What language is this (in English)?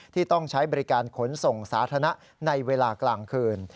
Thai